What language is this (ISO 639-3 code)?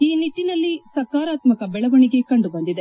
kan